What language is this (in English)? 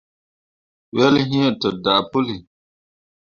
Mundang